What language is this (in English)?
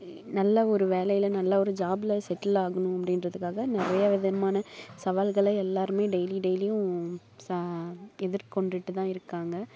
Tamil